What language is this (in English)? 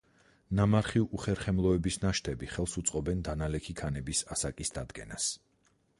Georgian